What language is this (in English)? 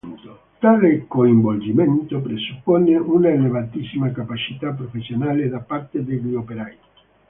Italian